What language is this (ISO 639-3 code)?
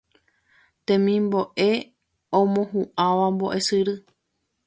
grn